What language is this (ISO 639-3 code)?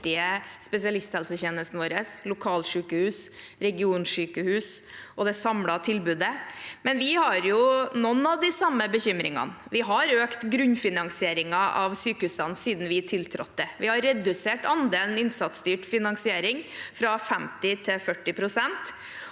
nor